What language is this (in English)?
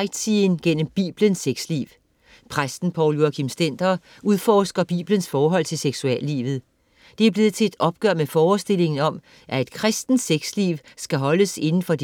Danish